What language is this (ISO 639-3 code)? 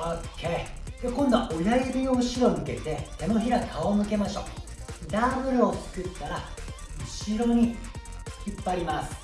jpn